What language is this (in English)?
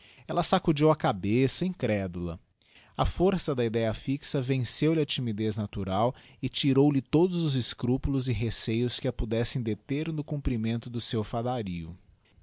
Portuguese